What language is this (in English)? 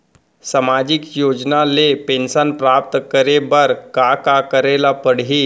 Chhattisgarhi